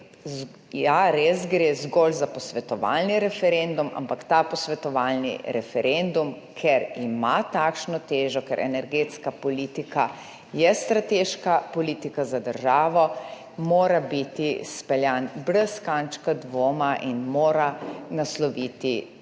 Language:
Slovenian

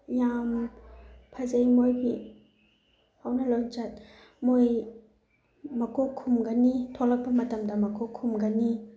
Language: Manipuri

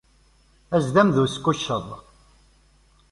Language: Kabyle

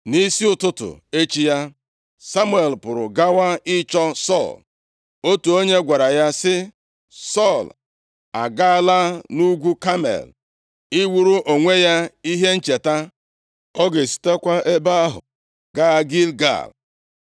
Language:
Igbo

